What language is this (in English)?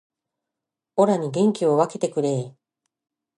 Japanese